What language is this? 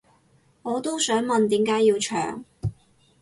Cantonese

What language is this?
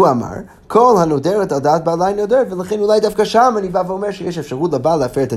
Hebrew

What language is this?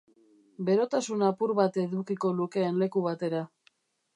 Basque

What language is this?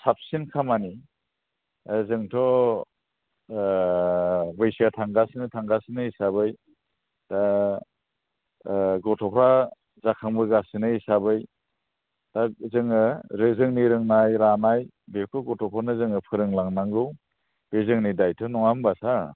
Bodo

